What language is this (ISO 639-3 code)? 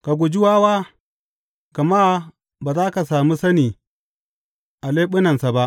hau